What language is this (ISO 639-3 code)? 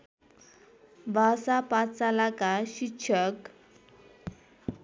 nep